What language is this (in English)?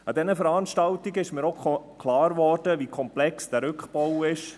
Swiss German